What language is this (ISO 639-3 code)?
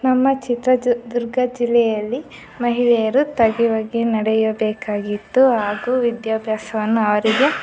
kan